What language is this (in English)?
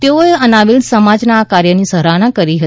Gujarati